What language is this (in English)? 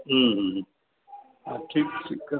Sindhi